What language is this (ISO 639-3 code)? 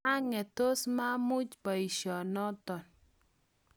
kln